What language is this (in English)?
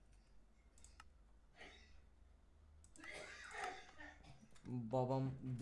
Turkish